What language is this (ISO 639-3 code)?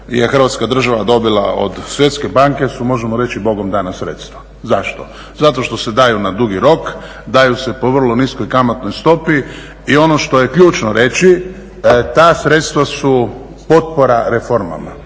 hrv